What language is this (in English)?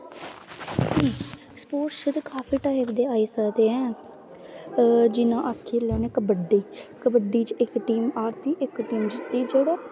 Dogri